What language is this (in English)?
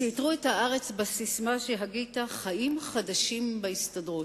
Hebrew